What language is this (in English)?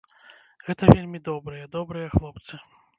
Belarusian